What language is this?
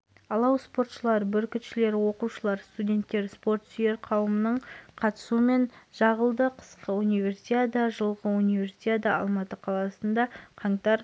Kazakh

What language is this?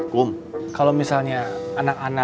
Indonesian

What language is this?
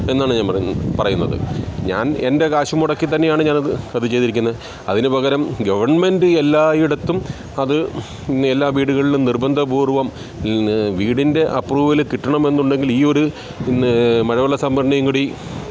Malayalam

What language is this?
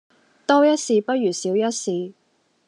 Cantonese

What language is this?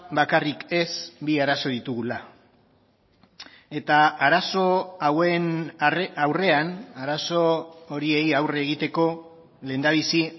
Basque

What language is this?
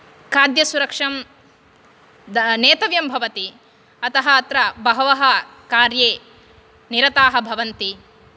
Sanskrit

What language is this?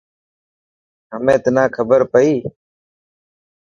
Dhatki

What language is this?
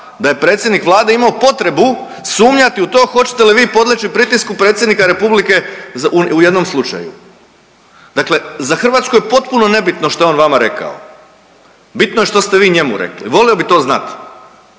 Croatian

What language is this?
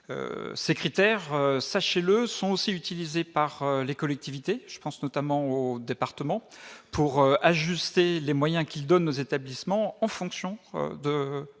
French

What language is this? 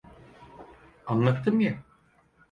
Turkish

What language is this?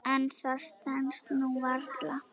Icelandic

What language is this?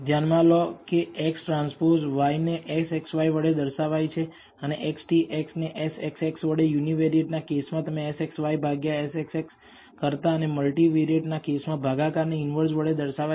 Gujarati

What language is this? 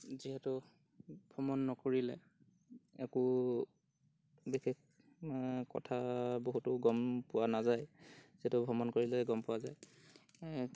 Assamese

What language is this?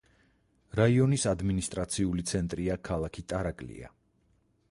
Georgian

